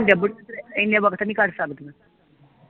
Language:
Punjabi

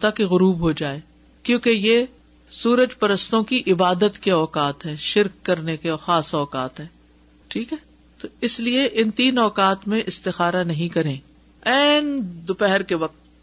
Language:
Urdu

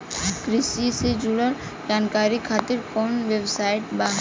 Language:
Bhojpuri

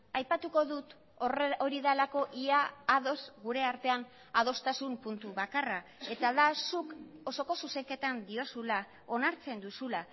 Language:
Basque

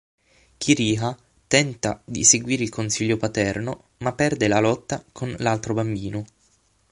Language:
Italian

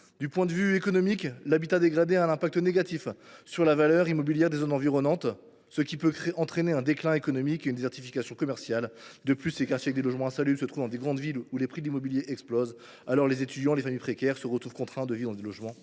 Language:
French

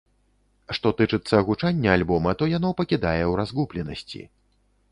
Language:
Belarusian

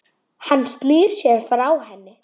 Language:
Icelandic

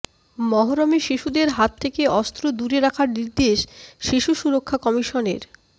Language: Bangla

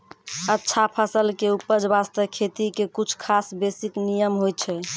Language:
Maithili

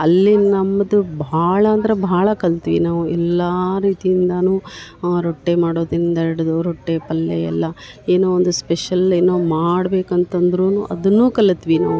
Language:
Kannada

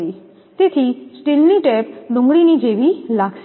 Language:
Gujarati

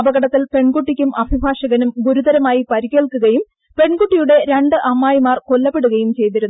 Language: Malayalam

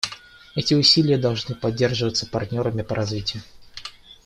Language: Russian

